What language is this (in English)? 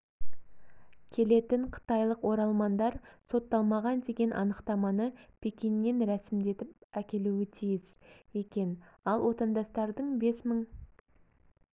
Kazakh